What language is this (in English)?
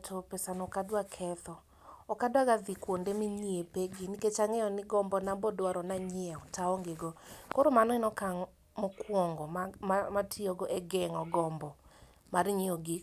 Luo (Kenya and Tanzania)